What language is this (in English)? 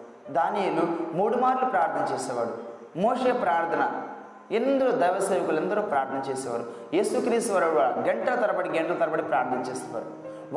Telugu